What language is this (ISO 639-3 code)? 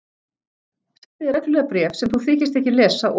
isl